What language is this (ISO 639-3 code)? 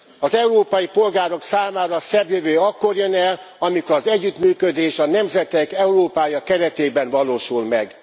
hun